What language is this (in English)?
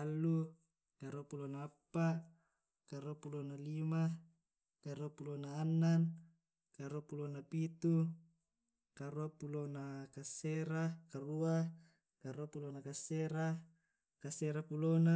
Tae'